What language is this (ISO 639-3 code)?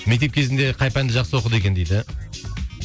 kaz